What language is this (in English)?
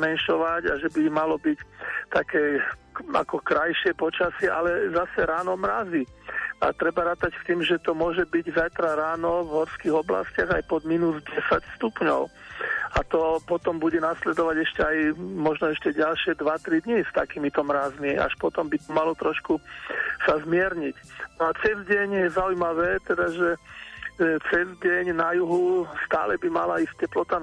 Slovak